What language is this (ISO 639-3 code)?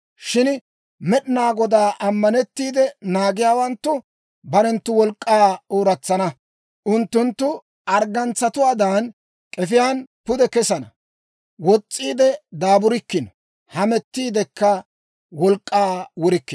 dwr